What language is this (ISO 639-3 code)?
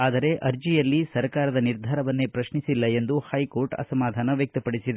kan